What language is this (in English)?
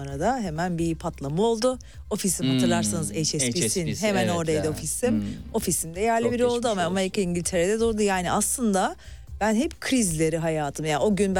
Turkish